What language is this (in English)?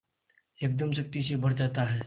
Hindi